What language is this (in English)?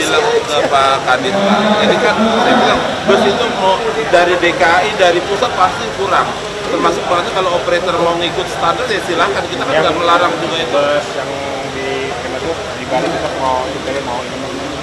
Indonesian